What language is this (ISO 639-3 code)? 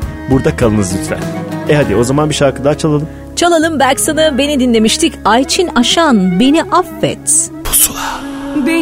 tur